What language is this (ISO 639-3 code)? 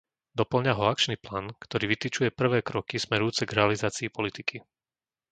slk